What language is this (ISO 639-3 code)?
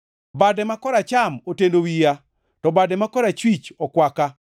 luo